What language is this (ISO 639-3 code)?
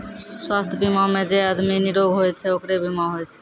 mai